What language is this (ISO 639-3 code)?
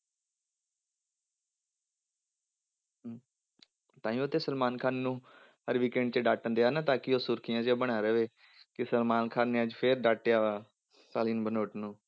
pan